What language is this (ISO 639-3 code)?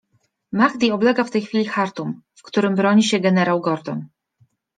pol